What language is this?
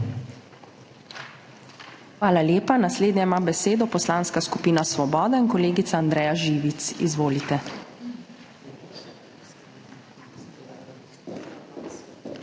Slovenian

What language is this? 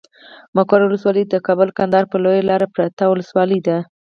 Pashto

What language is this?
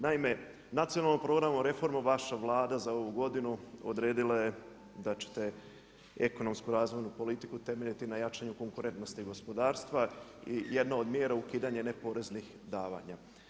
Croatian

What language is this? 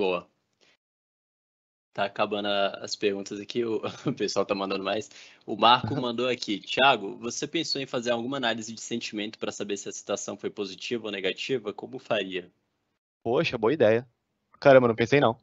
Portuguese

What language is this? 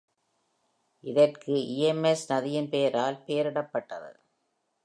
Tamil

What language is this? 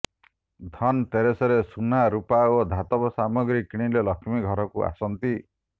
Odia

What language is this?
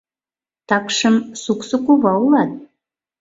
Mari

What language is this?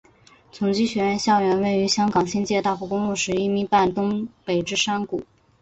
Chinese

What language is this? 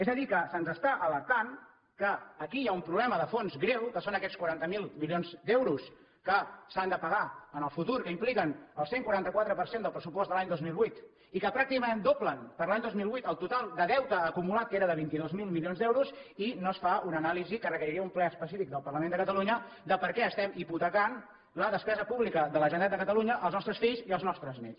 Catalan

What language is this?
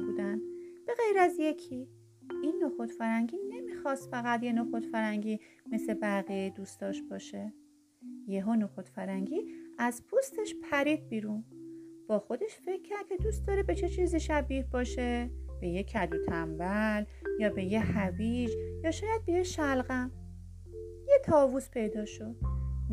Persian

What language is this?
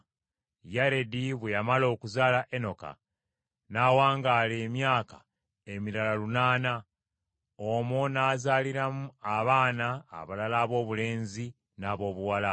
Ganda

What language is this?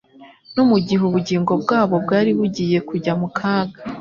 Kinyarwanda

